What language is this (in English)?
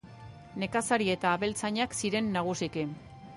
Basque